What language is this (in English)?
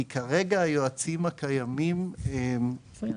Hebrew